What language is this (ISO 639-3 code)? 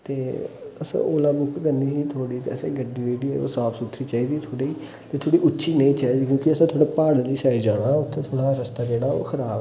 doi